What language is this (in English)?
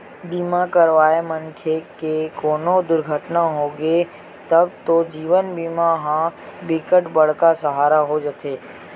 Chhattisgarhi